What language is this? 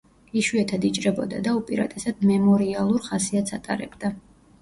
Georgian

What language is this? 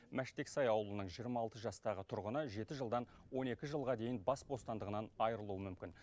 Kazakh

